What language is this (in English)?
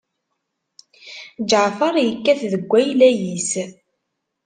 Kabyle